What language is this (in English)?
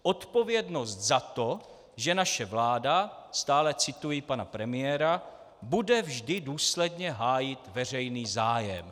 Czech